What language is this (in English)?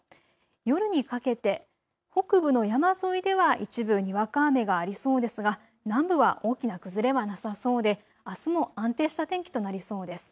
Japanese